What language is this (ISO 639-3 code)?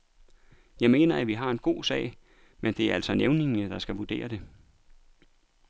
dan